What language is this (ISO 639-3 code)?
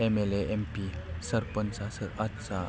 brx